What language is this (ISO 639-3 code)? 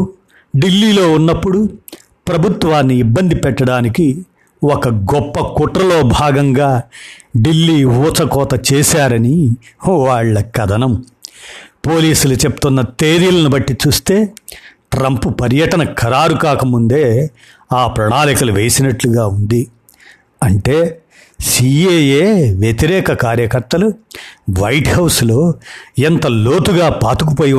tel